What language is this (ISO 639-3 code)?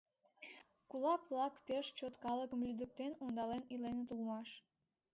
chm